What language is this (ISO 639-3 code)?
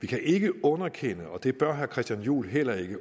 dan